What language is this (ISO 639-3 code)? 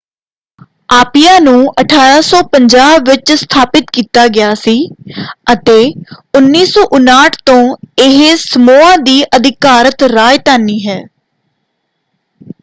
pan